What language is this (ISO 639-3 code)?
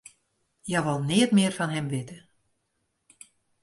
fry